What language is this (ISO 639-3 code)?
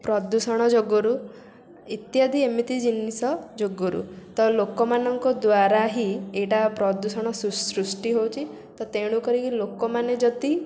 ori